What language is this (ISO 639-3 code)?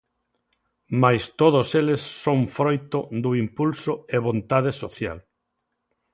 glg